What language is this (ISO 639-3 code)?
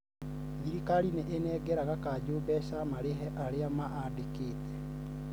kik